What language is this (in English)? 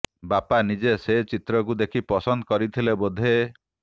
Odia